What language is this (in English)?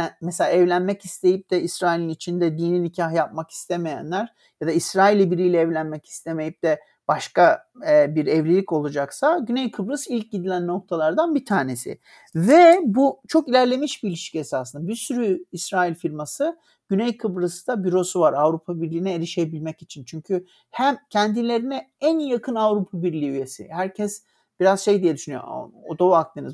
Turkish